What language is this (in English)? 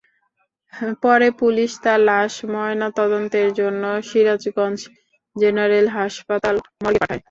Bangla